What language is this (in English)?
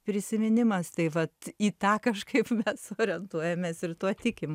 Lithuanian